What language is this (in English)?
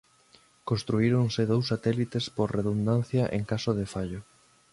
Galician